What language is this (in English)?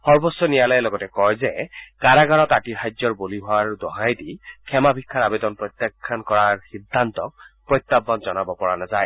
Assamese